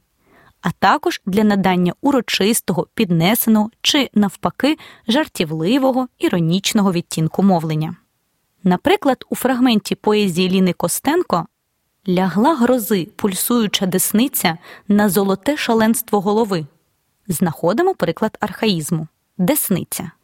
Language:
Ukrainian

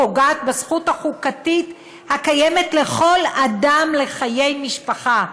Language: Hebrew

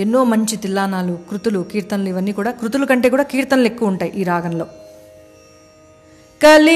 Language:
Telugu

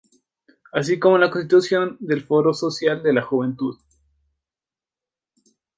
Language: Spanish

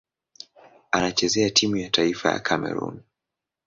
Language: Swahili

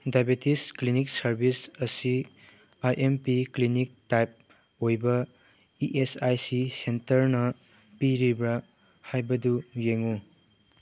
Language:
Manipuri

